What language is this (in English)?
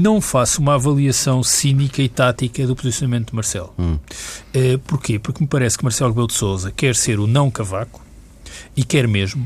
Portuguese